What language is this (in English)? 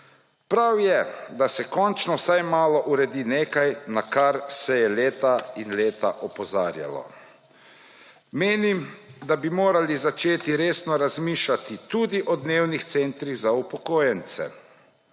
Slovenian